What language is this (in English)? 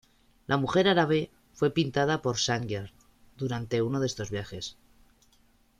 Spanish